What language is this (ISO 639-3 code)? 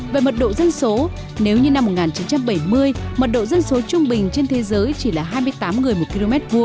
vie